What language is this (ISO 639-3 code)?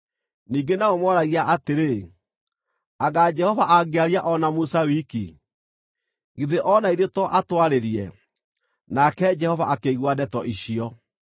kik